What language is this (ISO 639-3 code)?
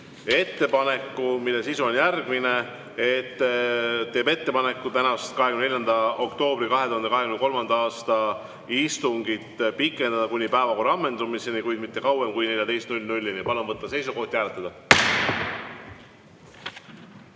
est